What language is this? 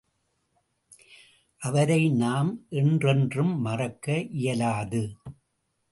Tamil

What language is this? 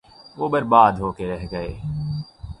Urdu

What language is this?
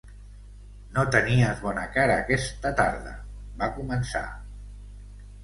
Catalan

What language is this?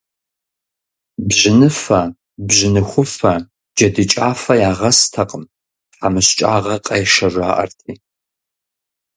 Kabardian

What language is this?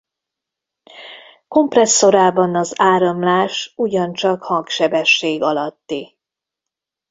Hungarian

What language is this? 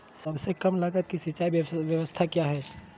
Magahi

